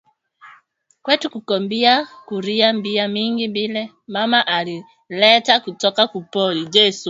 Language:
Swahili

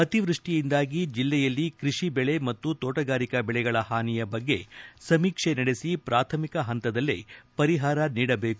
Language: Kannada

